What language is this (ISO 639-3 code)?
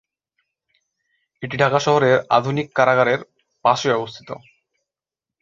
ben